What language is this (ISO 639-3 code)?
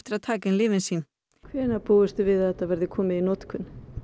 isl